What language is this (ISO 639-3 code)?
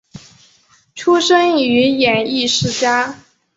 zho